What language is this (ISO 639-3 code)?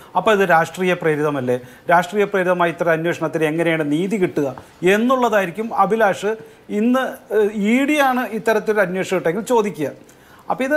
mal